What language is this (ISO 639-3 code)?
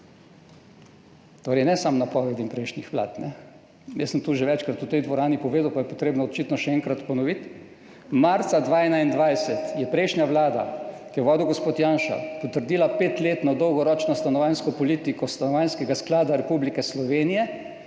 slv